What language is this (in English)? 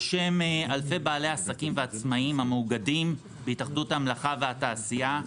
Hebrew